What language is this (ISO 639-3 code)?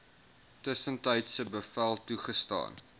afr